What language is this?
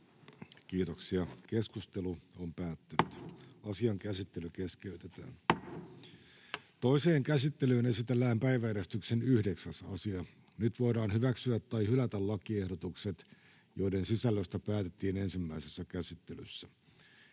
Finnish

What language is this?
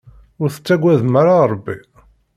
Kabyle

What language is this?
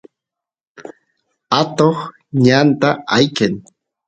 Santiago del Estero Quichua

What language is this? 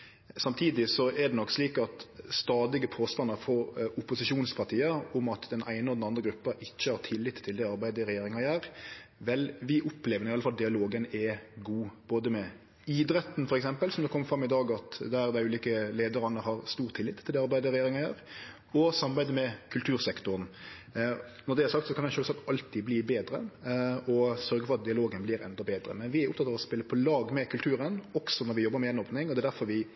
Norwegian Nynorsk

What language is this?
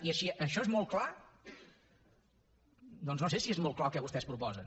Catalan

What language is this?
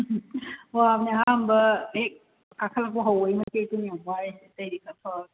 Manipuri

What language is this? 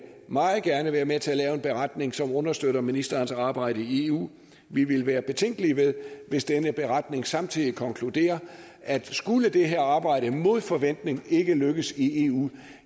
Danish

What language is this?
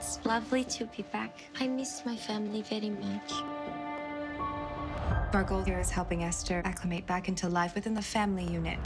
English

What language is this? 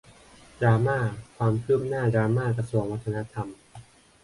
Thai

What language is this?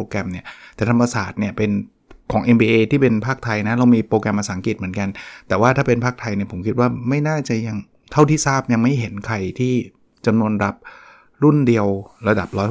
Thai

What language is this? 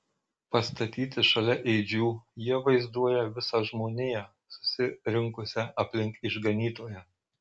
Lithuanian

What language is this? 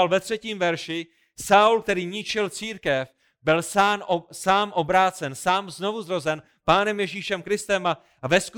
Czech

